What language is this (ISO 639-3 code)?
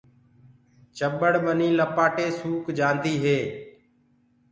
ggg